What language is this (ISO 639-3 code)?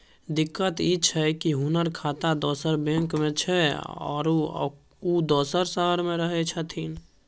mai